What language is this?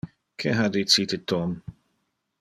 Interlingua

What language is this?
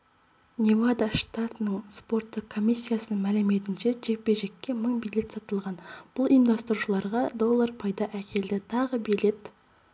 Kazakh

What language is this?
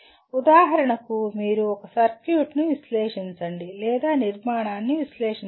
Telugu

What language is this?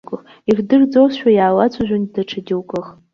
Abkhazian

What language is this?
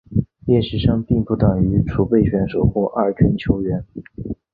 Chinese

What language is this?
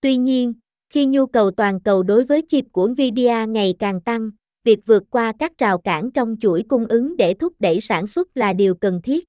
Vietnamese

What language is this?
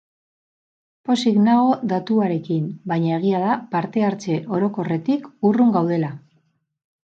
Basque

